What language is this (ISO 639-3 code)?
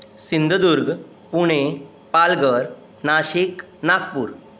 kok